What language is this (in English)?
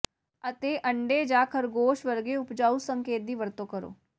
Punjabi